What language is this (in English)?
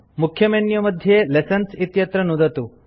Sanskrit